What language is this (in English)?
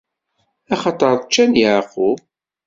Kabyle